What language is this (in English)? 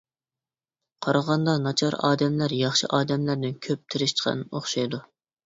Uyghur